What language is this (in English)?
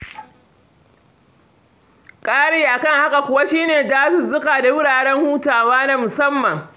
Hausa